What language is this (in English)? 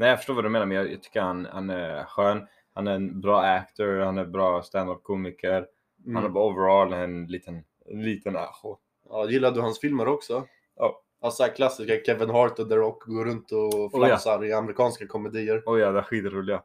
Swedish